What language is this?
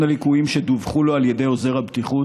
Hebrew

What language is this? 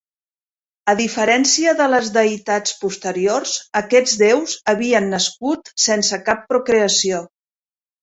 Catalan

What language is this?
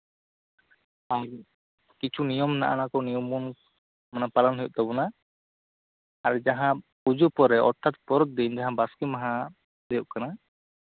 Santali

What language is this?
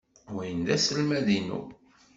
Kabyle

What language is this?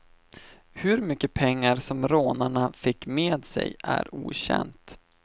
Swedish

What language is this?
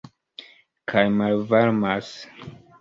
Esperanto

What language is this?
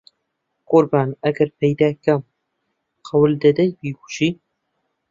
Central Kurdish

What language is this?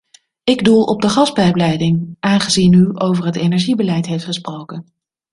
Dutch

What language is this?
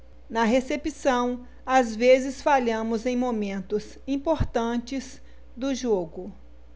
Portuguese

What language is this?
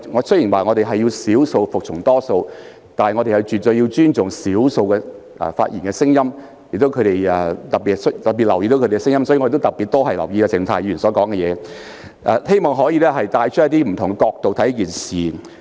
Cantonese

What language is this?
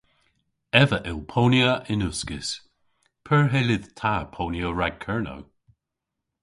Cornish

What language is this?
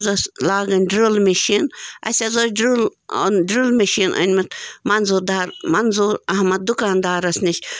Kashmiri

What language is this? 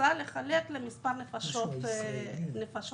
Hebrew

